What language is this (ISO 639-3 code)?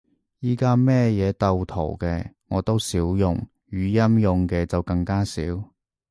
yue